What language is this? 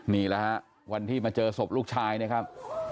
Thai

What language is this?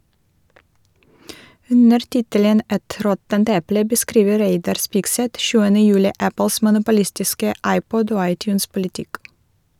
Norwegian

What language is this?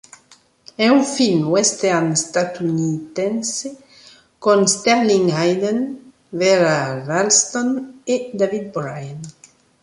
Italian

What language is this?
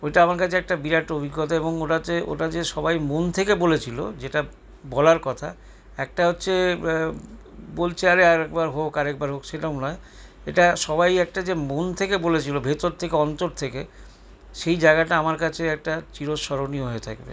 Bangla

